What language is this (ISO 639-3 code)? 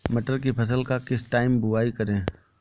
hin